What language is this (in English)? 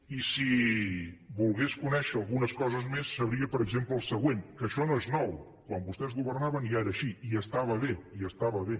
Catalan